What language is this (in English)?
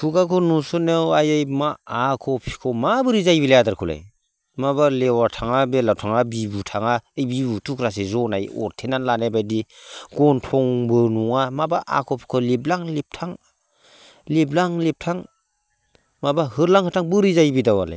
Bodo